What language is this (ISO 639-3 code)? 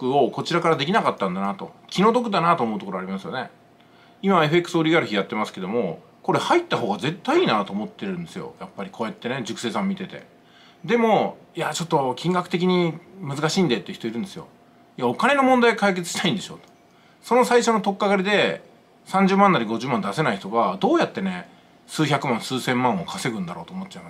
jpn